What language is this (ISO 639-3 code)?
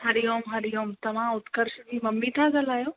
snd